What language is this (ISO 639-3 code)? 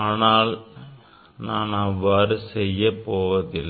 tam